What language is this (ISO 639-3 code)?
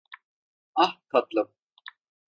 tur